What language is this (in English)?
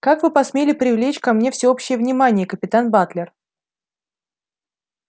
Russian